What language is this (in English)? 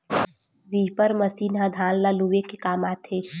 Chhattisgarhi